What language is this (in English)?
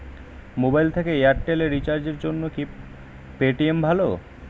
Bangla